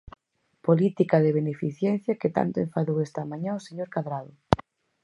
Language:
Galician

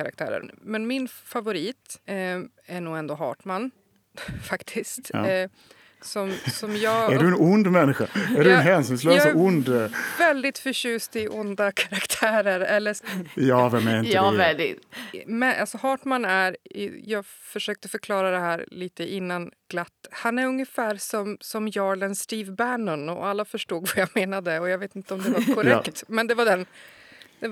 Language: Swedish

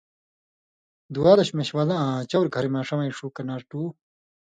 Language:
Indus Kohistani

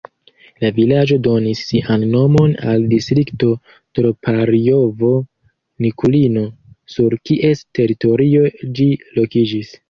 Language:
Esperanto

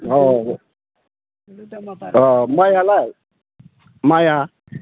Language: Bodo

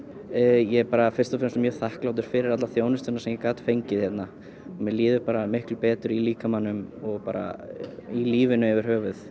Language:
Icelandic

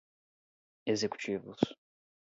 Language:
Portuguese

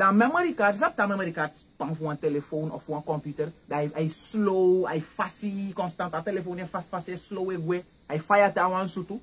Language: English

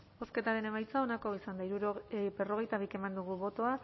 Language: Basque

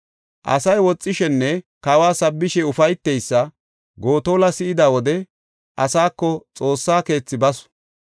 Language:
Gofa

